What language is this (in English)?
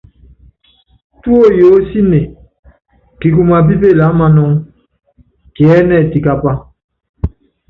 Yangben